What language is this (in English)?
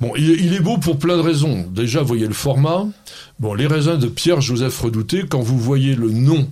French